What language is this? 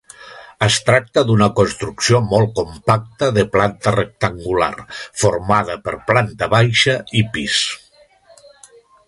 Catalan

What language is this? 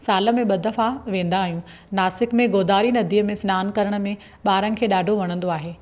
Sindhi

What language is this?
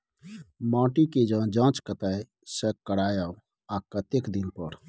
Maithili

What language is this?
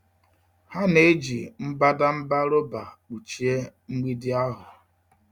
Igbo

